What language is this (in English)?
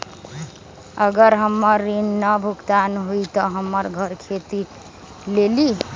Magahi